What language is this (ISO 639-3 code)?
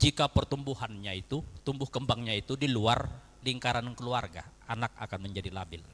ind